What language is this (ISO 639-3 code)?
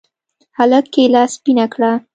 pus